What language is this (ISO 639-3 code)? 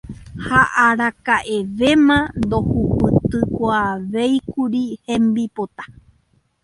grn